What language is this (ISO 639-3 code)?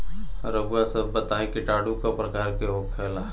bho